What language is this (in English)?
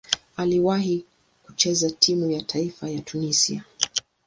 Swahili